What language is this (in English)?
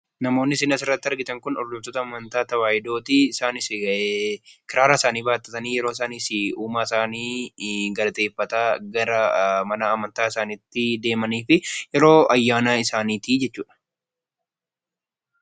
Oromo